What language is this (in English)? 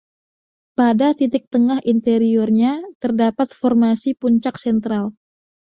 Indonesian